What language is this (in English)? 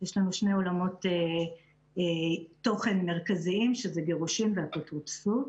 Hebrew